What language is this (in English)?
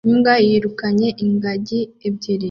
Kinyarwanda